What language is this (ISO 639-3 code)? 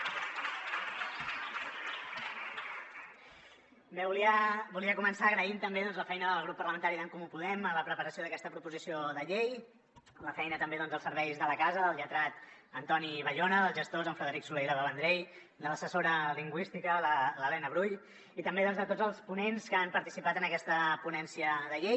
cat